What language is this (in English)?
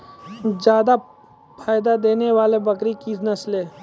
Maithili